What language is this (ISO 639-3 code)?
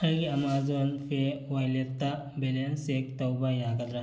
mni